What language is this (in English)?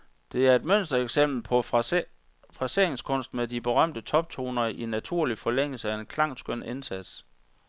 Danish